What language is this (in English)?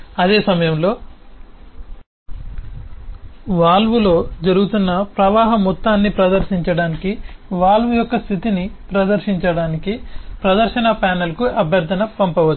Telugu